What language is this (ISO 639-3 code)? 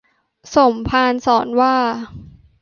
tha